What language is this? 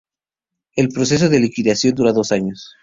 Spanish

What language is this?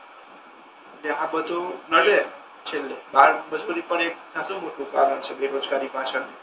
Gujarati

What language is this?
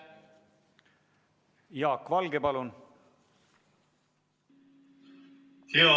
Estonian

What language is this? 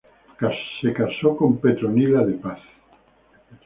Spanish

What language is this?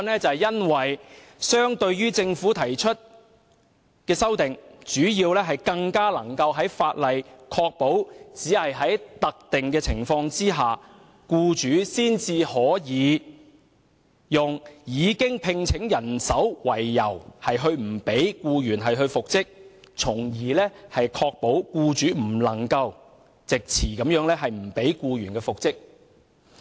Cantonese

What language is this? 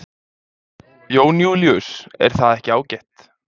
Icelandic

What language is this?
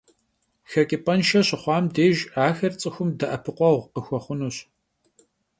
Kabardian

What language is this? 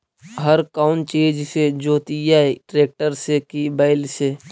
Magahi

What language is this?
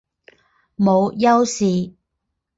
Chinese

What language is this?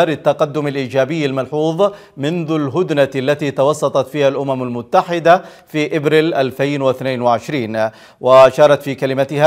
Arabic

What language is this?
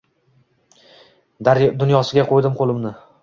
Uzbek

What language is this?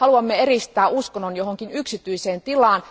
Finnish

